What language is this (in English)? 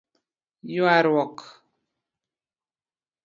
Luo (Kenya and Tanzania)